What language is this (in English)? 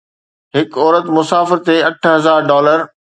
Sindhi